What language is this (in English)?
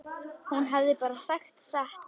Icelandic